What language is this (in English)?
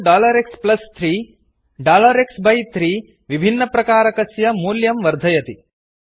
Sanskrit